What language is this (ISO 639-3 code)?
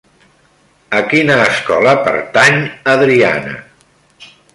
cat